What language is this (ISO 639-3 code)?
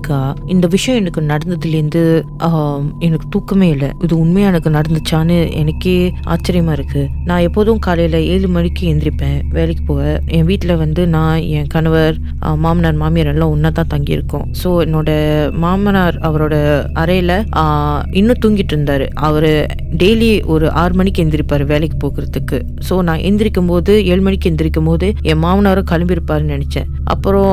tam